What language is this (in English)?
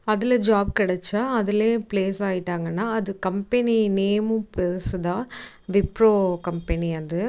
Tamil